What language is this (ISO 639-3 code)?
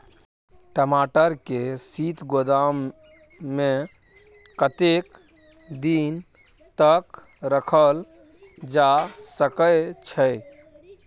mai